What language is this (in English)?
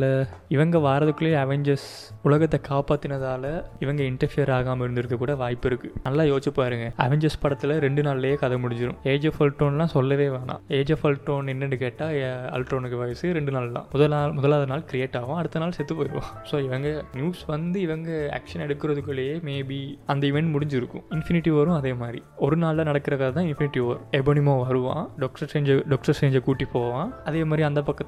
Tamil